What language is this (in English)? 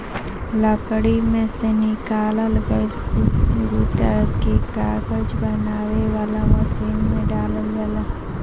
Bhojpuri